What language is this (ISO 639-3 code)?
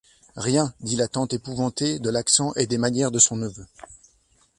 fra